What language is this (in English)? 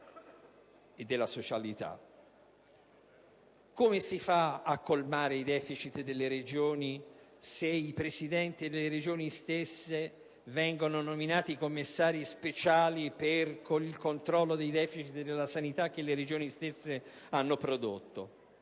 Italian